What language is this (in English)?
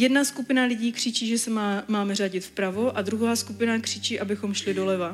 Czech